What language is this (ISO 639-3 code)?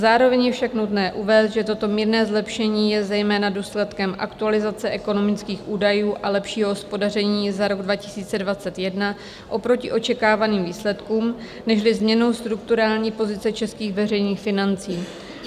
ces